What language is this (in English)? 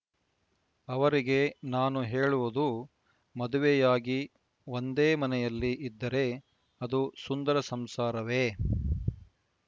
Kannada